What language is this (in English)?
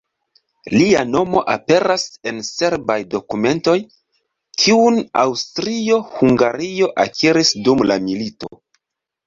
Esperanto